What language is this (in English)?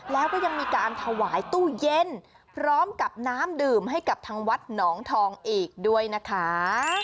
Thai